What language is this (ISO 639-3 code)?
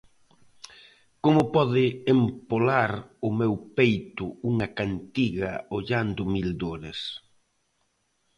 glg